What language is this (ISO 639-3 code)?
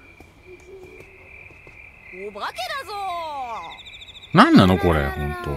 jpn